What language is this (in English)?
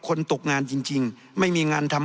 Thai